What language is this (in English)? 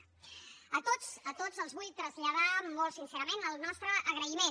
Catalan